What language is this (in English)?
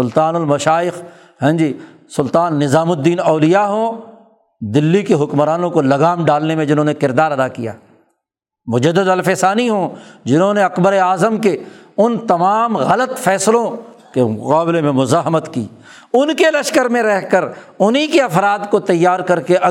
Urdu